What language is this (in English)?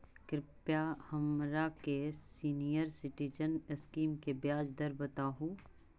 Magahi